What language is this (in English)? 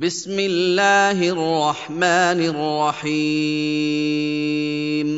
Arabic